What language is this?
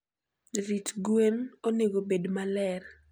Luo (Kenya and Tanzania)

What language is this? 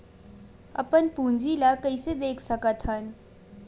Chhattisgarhi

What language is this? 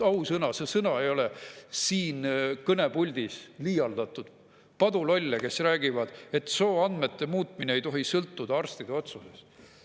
Estonian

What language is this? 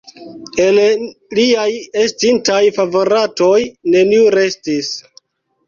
Esperanto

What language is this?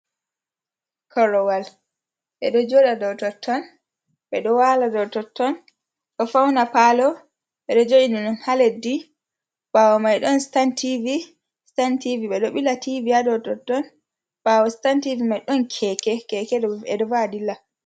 Fula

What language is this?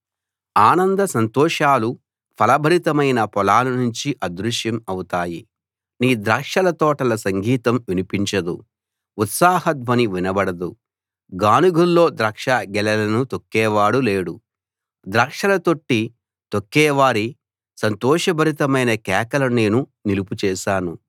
Telugu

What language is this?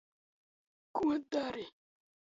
Latvian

